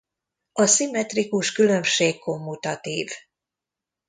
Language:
Hungarian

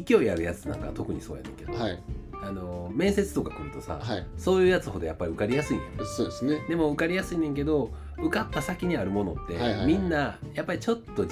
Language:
Japanese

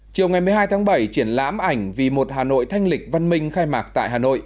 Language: Vietnamese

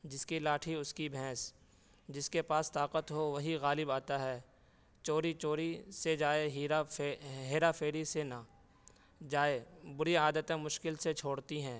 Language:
Urdu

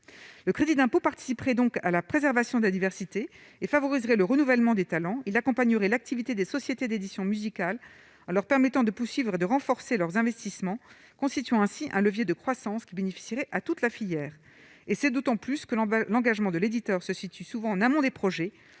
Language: French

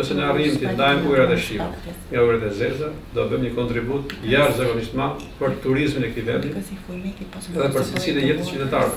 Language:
Romanian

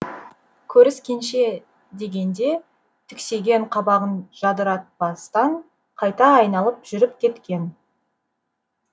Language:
Kazakh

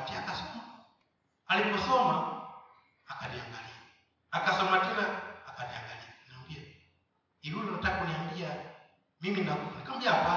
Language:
Swahili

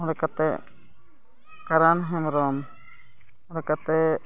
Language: Santali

